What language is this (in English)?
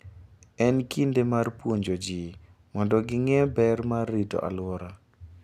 Luo (Kenya and Tanzania)